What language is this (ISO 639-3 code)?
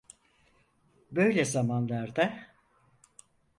tur